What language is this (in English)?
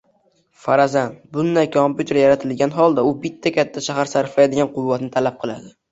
Uzbek